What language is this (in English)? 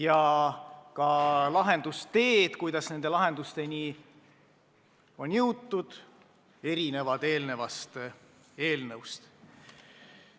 Estonian